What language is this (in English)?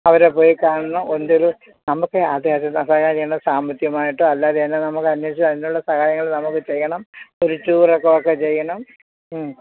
Malayalam